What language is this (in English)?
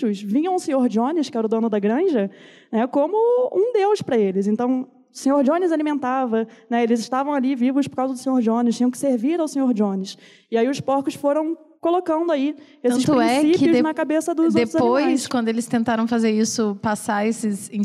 Portuguese